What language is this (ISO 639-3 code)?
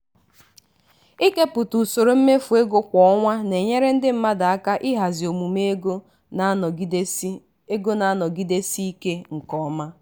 ibo